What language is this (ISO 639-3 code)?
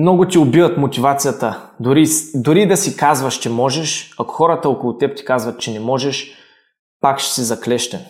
bul